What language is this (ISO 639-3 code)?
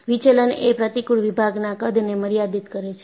guj